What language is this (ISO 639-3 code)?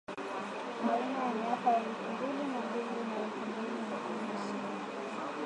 swa